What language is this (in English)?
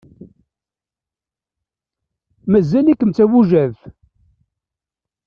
Kabyle